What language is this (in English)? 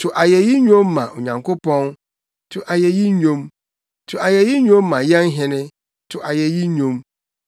Akan